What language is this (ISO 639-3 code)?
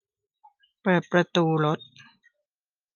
tha